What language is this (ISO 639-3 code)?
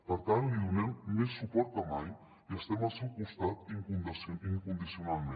cat